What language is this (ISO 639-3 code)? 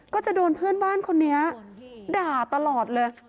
tha